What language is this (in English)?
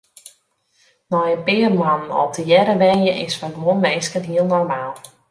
Western Frisian